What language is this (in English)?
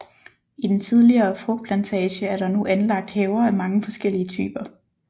Danish